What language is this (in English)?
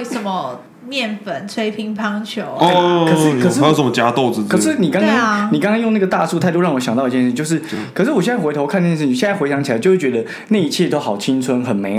Chinese